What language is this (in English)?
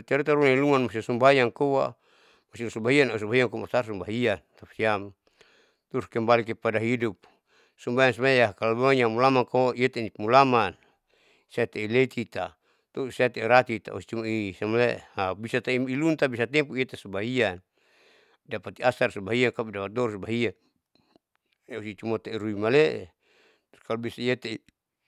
Saleman